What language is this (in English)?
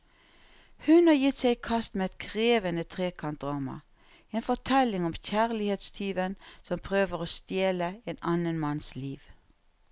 Norwegian